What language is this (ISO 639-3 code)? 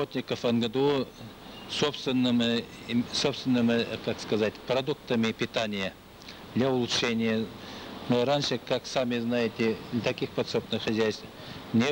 rus